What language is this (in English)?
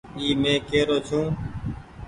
Goaria